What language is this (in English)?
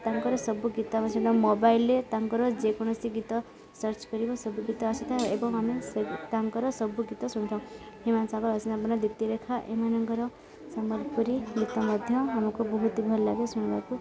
Odia